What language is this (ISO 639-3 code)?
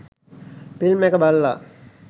sin